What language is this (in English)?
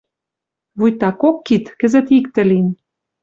Western Mari